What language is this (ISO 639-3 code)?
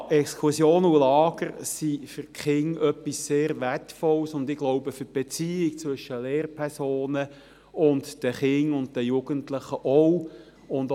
gsw